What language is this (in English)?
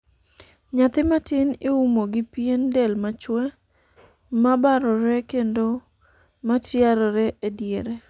Luo (Kenya and Tanzania)